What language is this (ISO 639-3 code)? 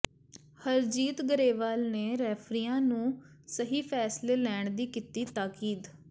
pan